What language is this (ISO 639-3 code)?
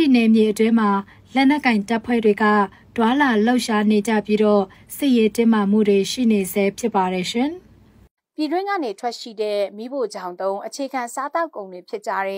tha